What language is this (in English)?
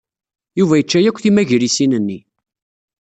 Kabyle